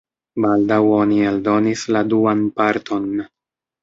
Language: Esperanto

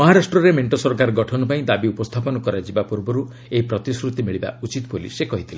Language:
Odia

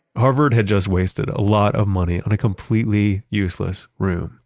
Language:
English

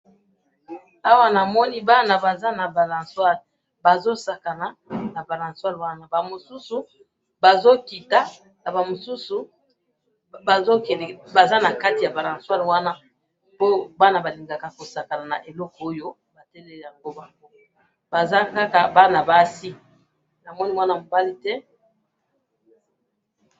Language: Lingala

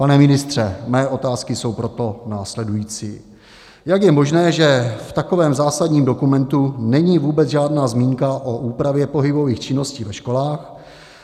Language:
Czech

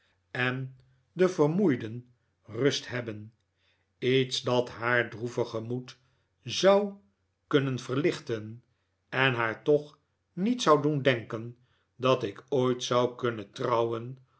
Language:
Dutch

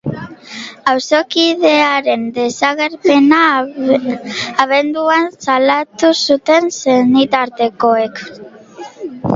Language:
Basque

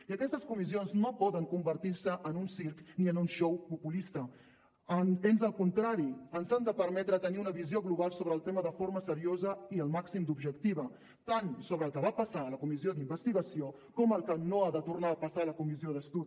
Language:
Catalan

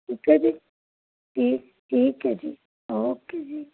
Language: Punjabi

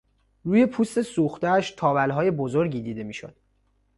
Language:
Persian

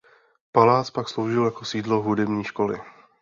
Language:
Czech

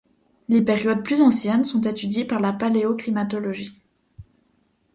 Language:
French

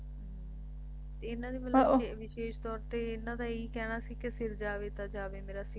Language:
Punjabi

